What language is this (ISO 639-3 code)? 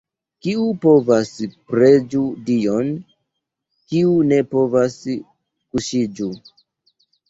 epo